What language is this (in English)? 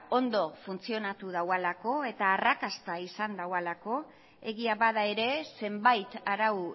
Basque